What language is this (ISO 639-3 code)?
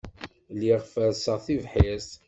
kab